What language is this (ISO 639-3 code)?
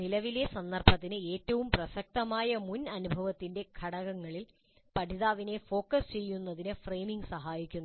mal